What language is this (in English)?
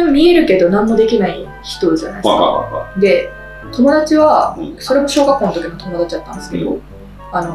Japanese